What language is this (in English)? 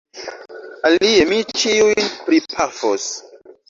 Esperanto